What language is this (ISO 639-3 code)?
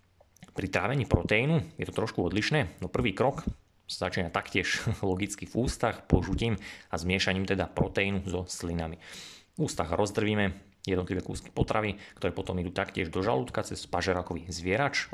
slk